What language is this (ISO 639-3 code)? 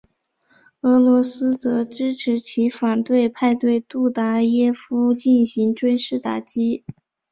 zho